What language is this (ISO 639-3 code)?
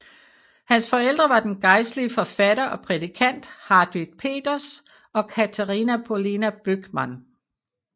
dan